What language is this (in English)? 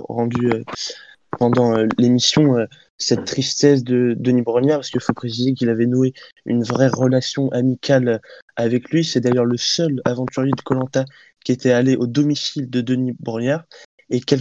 French